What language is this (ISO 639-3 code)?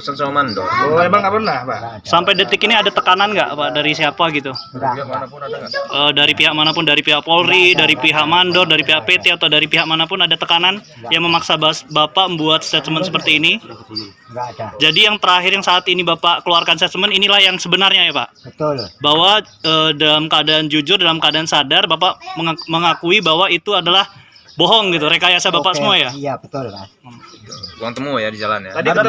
ind